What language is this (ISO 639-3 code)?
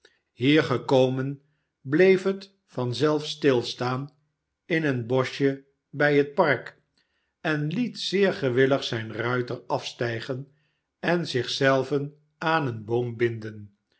nld